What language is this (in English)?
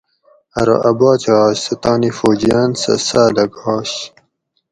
Gawri